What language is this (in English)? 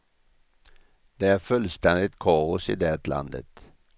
Swedish